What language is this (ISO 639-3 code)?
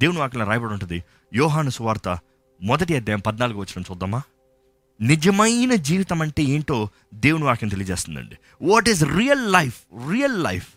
tel